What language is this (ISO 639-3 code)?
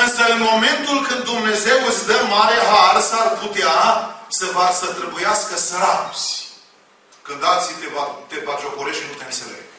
ron